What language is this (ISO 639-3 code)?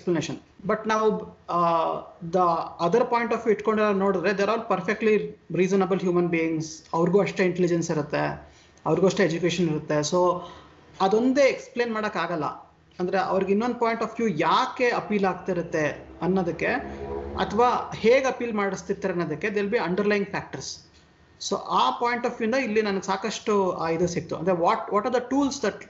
kan